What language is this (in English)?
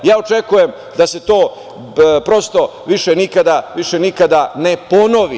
Serbian